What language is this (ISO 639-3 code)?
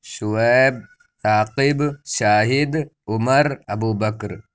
urd